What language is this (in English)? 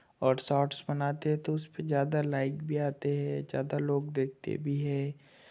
Hindi